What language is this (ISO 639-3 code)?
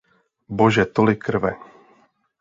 ces